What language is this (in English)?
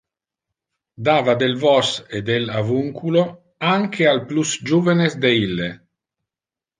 Interlingua